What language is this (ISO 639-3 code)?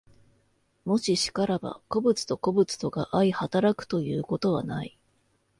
jpn